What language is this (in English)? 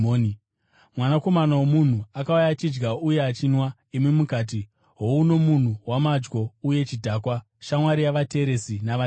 Shona